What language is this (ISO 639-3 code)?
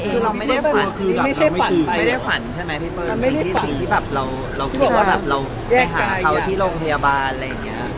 tha